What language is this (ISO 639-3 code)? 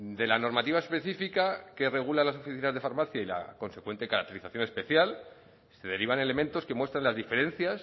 spa